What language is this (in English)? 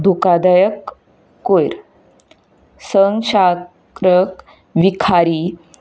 Konkani